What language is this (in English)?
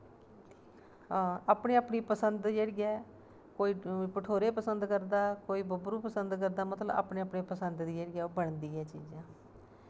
Dogri